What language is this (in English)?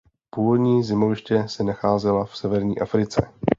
Czech